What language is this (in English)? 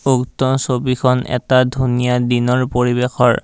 Assamese